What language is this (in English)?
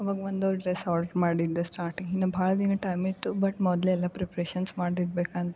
Kannada